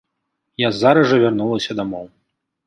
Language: Belarusian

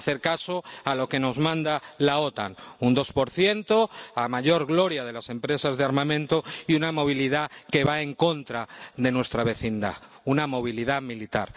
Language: Spanish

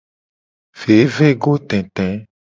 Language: Gen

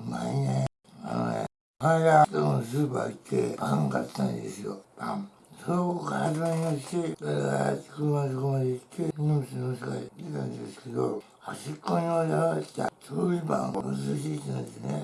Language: Japanese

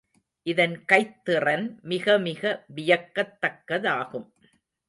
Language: Tamil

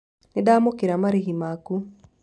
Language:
Kikuyu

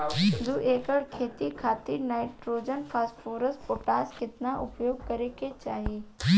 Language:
Bhojpuri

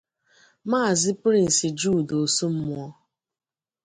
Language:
Igbo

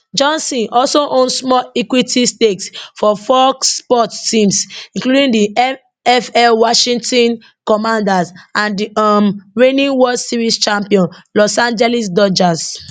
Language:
Nigerian Pidgin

